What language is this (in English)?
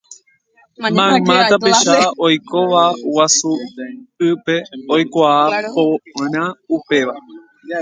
Guarani